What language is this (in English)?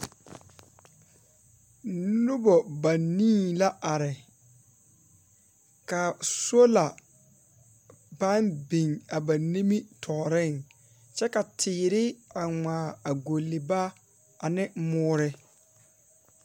Southern Dagaare